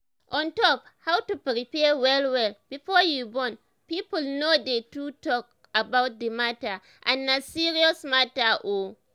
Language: Nigerian Pidgin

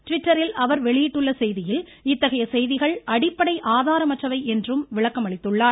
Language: Tamil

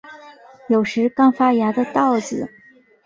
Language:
Chinese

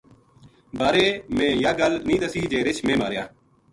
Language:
Gujari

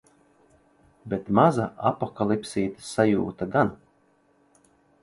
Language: Latvian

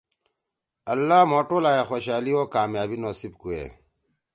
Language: Torwali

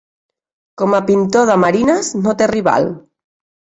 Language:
Catalan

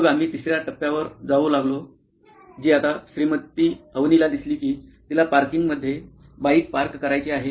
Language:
Marathi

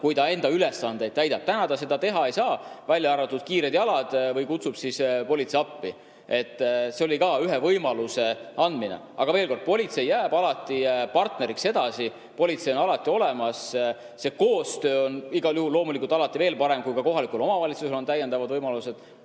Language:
Estonian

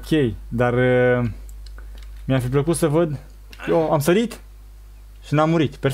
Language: Romanian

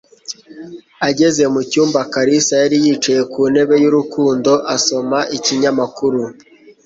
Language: Kinyarwanda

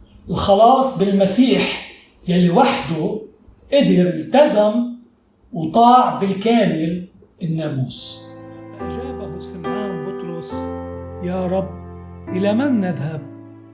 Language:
Arabic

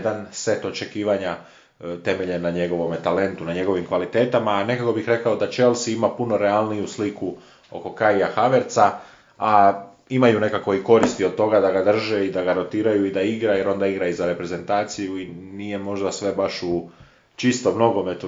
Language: Croatian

